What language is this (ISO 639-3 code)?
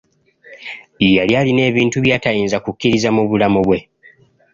lug